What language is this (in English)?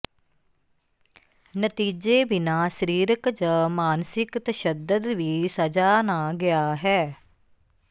Punjabi